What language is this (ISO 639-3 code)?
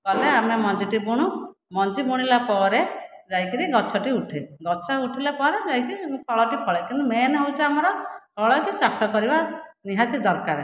ori